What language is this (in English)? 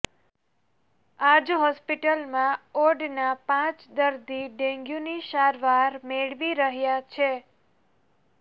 Gujarati